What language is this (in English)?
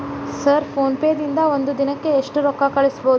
Kannada